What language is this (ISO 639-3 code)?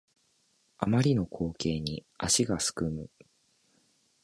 jpn